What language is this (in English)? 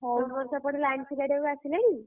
Odia